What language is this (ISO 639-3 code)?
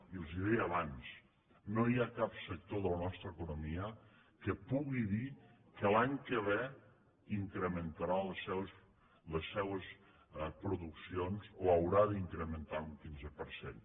cat